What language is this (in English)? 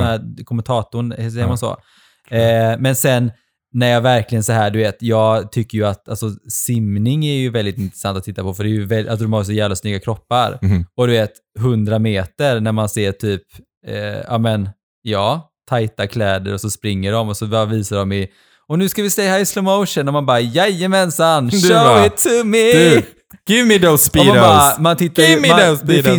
Swedish